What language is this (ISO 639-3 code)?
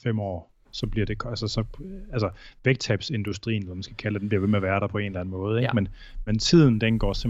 dan